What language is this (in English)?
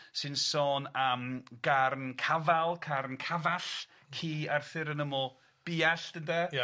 Welsh